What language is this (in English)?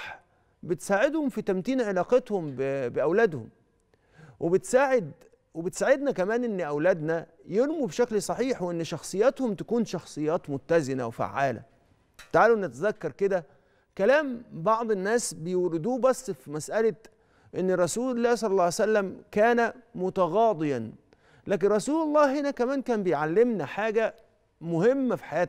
Arabic